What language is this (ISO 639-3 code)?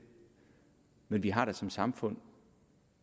dan